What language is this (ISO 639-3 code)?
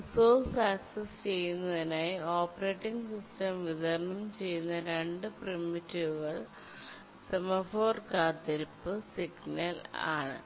mal